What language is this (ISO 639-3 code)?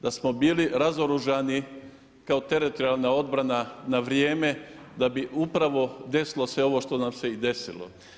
hrv